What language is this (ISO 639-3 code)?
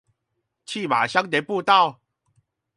zho